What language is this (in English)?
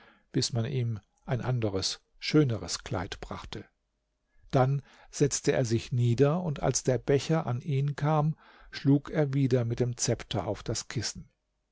German